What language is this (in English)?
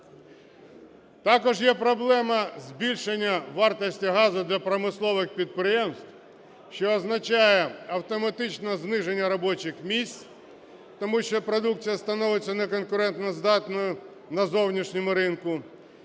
Ukrainian